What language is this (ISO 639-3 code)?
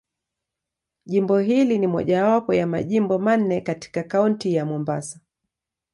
swa